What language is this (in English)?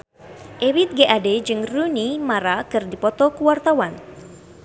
Sundanese